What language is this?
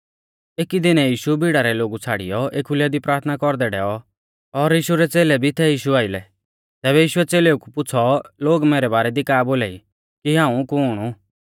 Mahasu Pahari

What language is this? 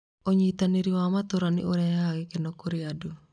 Kikuyu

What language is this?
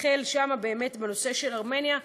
Hebrew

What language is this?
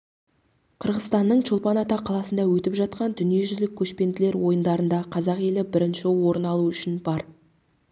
Kazakh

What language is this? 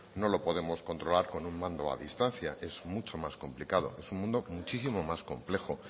Spanish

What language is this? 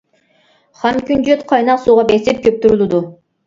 Uyghur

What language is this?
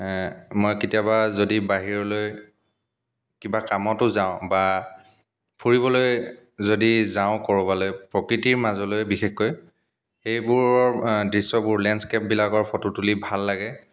Assamese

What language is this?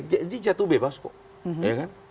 Indonesian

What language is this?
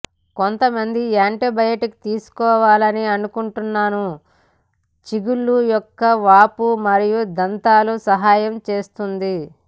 Telugu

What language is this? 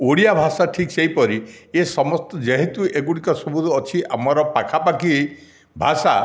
Odia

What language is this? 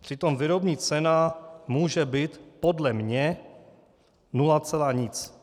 Czech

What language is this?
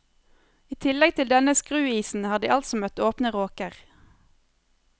Norwegian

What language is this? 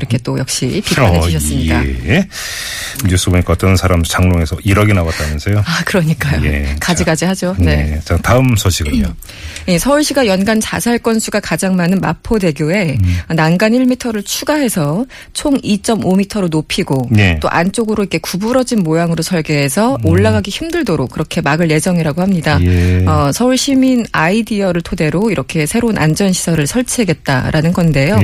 Korean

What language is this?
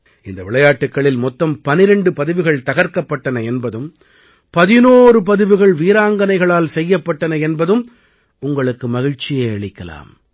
Tamil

